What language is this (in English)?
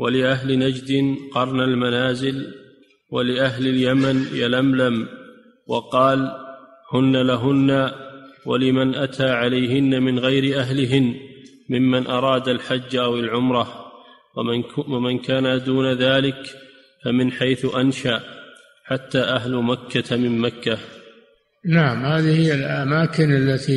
Arabic